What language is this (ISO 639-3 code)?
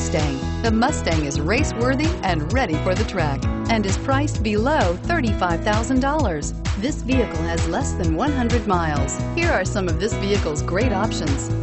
eng